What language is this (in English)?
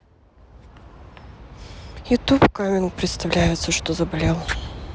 Russian